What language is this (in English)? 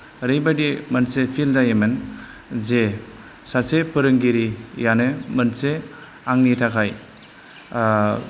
Bodo